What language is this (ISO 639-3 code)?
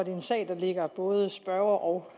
dan